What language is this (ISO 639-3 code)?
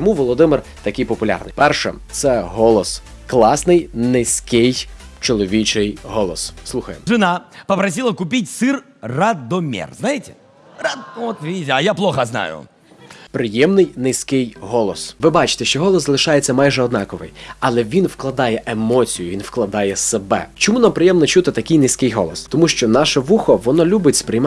ukr